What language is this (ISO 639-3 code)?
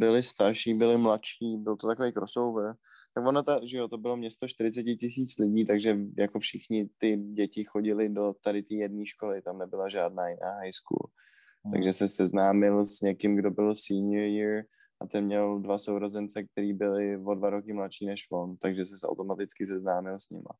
ces